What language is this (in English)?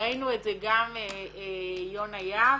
Hebrew